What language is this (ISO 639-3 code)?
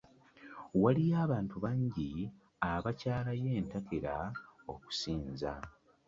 lug